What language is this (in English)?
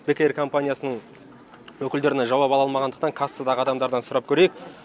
Kazakh